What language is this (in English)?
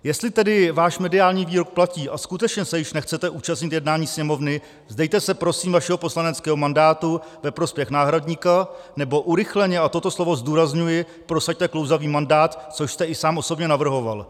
Czech